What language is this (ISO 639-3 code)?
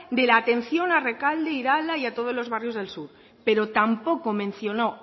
spa